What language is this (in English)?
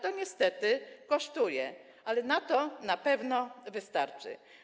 Polish